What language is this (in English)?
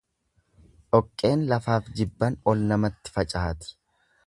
Oromo